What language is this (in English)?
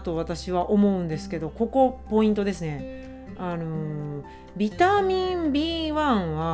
Japanese